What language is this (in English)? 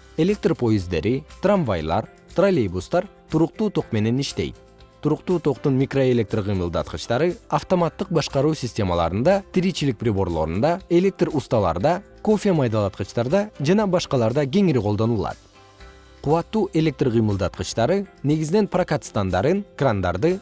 Kyrgyz